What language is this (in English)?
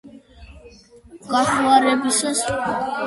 Georgian